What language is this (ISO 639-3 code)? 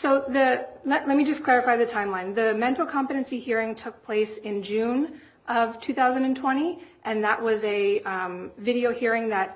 eng